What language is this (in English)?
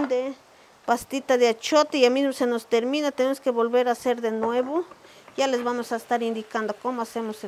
Spanish